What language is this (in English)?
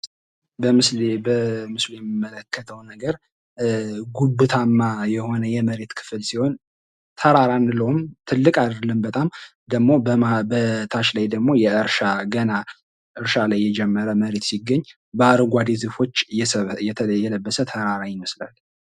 Amharic